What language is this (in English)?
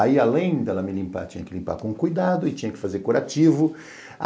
Portuguese